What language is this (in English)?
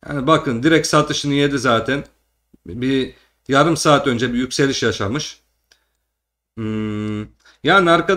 Turkish